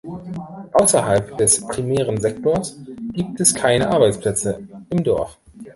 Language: German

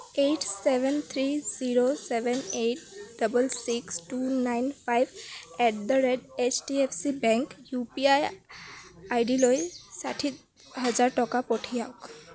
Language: Assamese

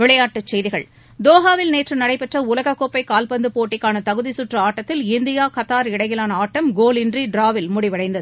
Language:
Tamil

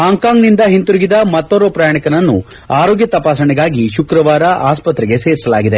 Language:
Kannada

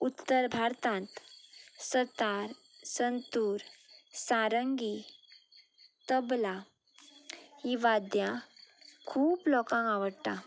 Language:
Konkani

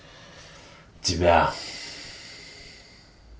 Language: Russian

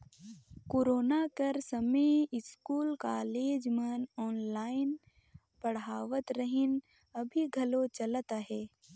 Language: Chhattisgarhi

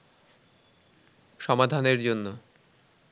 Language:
Bangla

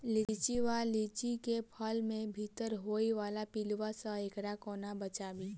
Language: Maithili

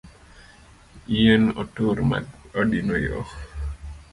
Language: Luo (Kenya and Tanzania)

